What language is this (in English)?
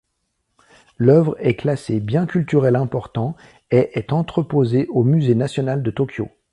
French